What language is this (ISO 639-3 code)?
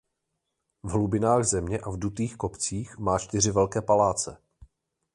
ces